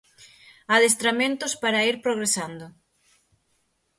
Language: Galician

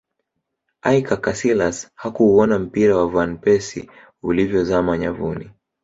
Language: Swahili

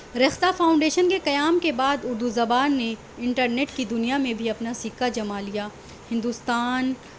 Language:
Urdu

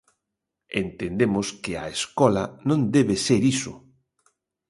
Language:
Galician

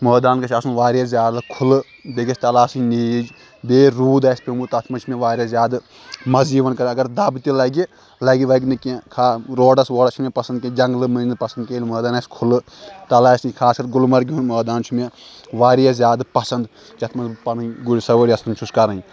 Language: Kashmiri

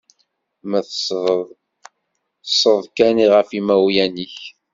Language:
Kabyle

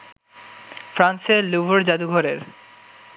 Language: Bangla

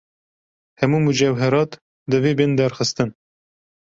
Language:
Kurdish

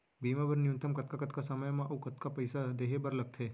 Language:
Chhattisgarhi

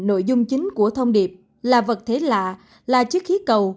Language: Vietnamese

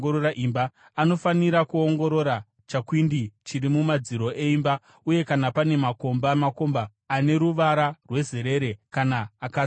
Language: Shona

